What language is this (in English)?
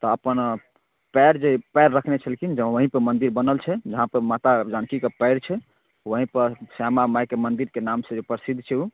Maithili